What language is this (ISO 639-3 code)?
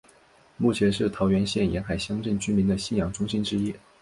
zho